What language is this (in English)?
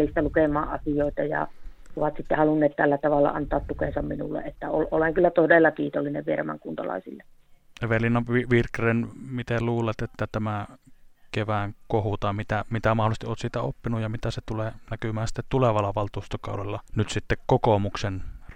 Finnish